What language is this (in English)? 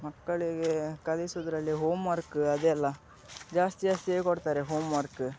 Kannada